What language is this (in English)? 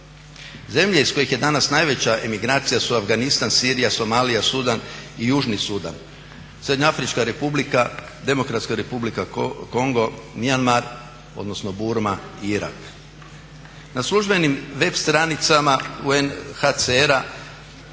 Croatian